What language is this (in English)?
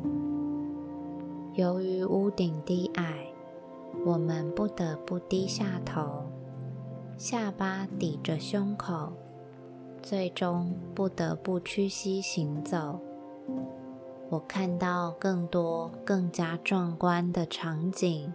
Chinese